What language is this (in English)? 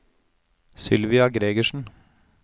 Norwegian